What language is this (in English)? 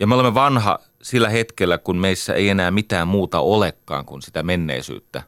Finnish